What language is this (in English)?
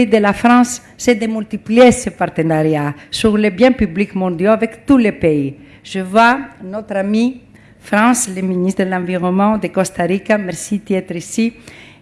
French